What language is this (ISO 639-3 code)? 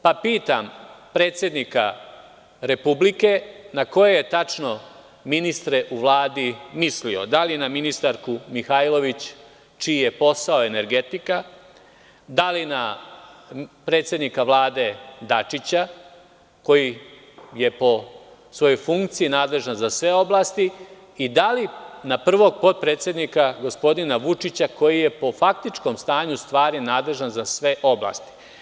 srp